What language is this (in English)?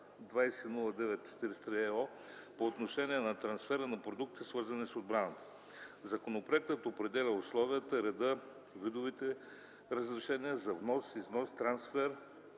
Bulgarian